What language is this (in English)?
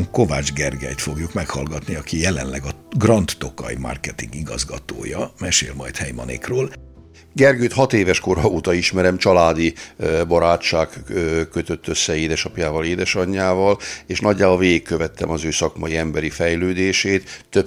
Hungarian